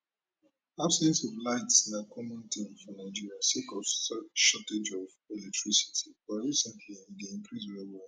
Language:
Nigerian Pidgin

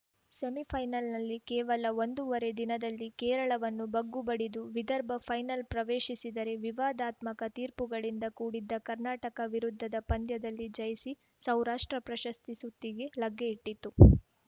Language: Kannada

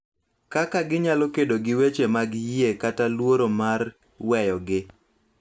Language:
Luo (Kenya and Tanzania)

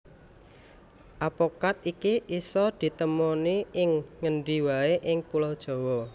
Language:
Javanese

